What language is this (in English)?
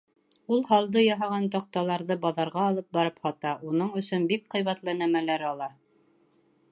Bashkir